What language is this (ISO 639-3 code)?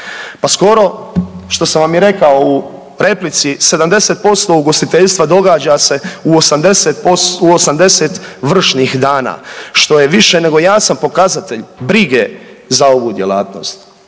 hrv